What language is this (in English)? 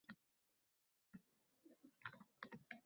Uzbek